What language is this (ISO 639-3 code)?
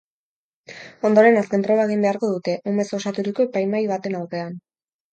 eus